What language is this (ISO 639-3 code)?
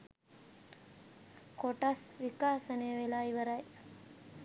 sin